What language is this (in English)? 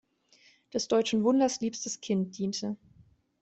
German